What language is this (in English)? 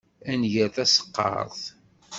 Kabyle